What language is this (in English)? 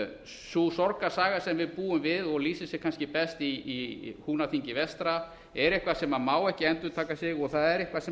Icelandic